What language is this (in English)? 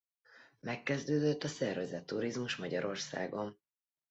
Hungarian